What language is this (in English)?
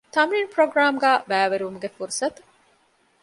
Divehi